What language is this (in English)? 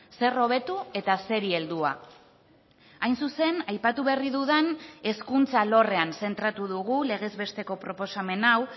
Basque